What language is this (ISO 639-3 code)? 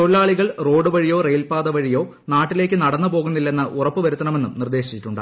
mal